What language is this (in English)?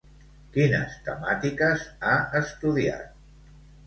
Catalan